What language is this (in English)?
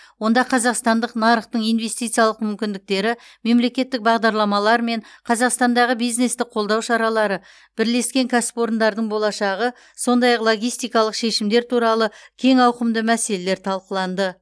Kazakh